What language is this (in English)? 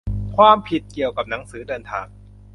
Thai